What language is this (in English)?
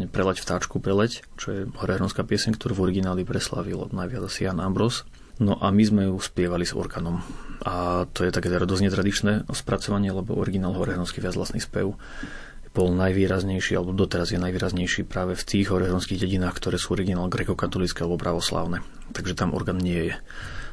Slovak